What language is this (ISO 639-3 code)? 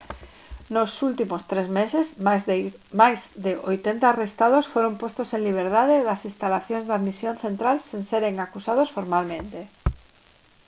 glg